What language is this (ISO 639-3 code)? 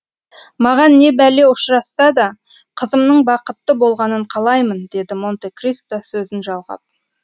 kaz